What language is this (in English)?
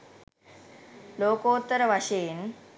Sinhala